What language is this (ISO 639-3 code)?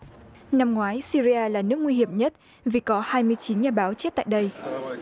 vie